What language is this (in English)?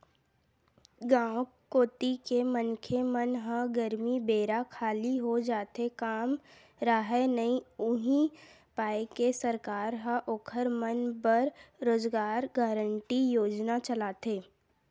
Chhattisgarhi